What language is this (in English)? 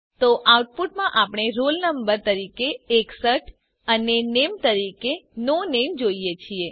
Gujarati